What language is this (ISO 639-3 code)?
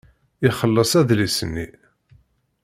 kab